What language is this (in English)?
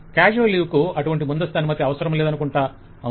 Telugu